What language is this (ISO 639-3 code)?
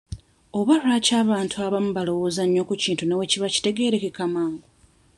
lug